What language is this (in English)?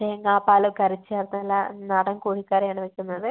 Malayalam